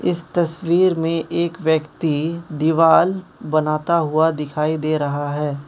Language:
Hindi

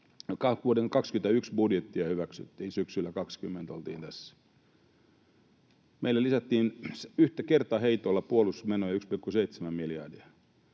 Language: Finnish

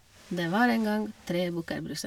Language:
Norwegian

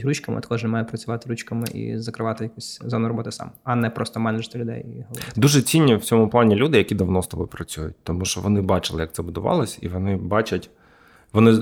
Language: Ukrainian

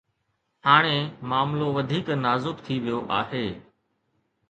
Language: Sindhi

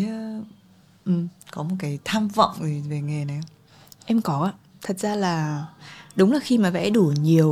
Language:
Vietnamese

